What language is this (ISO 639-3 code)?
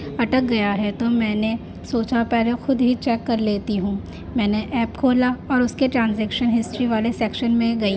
urd